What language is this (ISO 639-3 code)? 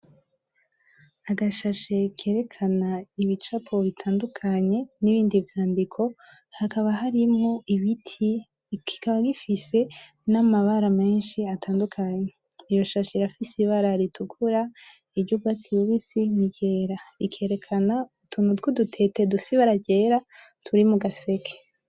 run